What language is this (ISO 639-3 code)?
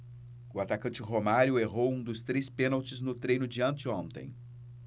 por